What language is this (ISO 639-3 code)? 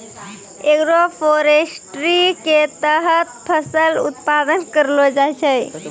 mai